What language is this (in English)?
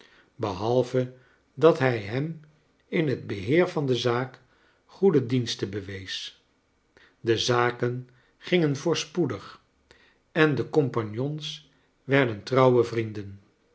Dutch